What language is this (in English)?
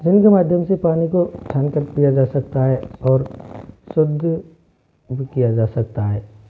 Hindi